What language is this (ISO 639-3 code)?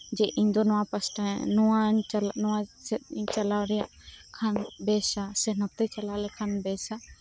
sat